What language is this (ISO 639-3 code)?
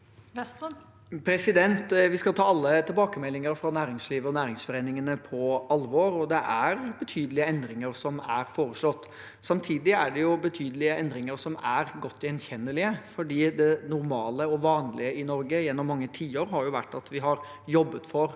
nor